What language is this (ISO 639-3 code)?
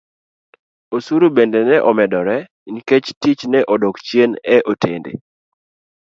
luo